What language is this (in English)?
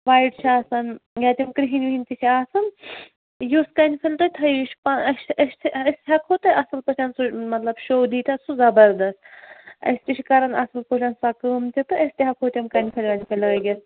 Kashmiri